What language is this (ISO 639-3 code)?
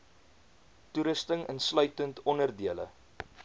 afr